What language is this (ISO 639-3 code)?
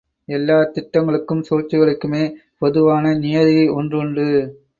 tam